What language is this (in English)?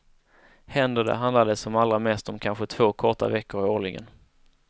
Swedish